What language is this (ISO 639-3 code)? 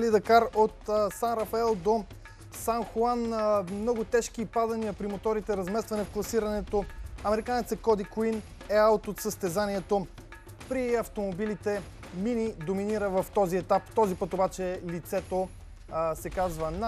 bul